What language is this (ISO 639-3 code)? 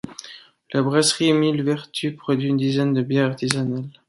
fra